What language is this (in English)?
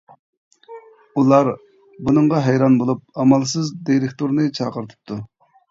Uyghur